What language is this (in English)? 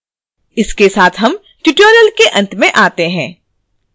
Hindi